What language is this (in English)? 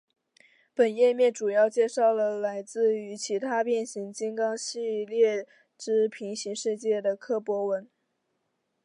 Chinese